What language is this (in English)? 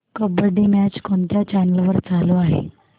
Marathi